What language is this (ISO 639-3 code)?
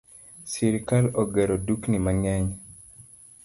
luo